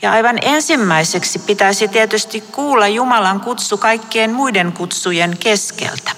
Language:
Finnish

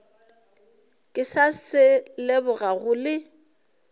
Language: Northern Sotho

